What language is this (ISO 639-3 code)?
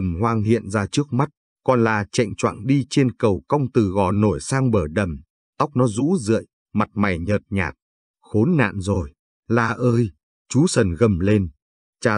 vie